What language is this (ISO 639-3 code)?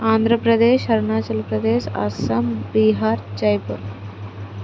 tel